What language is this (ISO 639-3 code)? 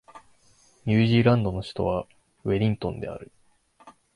jpn